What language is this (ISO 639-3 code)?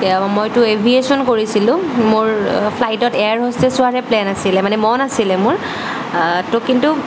asm